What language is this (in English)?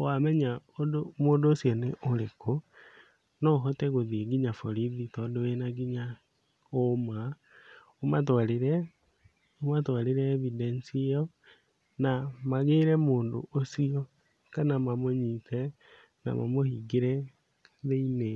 Kikuyu